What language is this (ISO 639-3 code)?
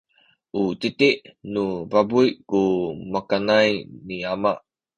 szy